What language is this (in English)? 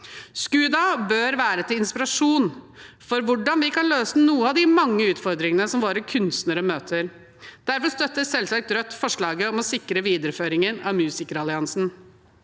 Norwegian